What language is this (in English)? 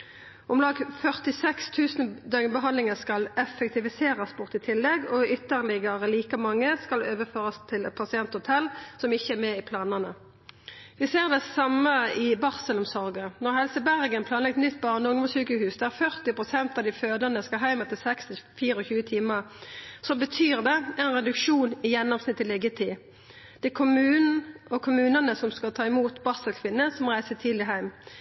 Norwegian Nynorsk